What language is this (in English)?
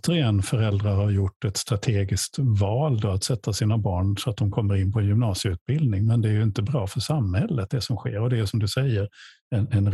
Swedish